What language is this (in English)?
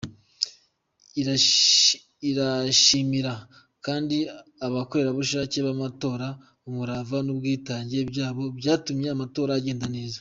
Kinyarwanda